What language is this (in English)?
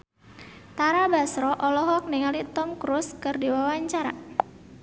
Sundanese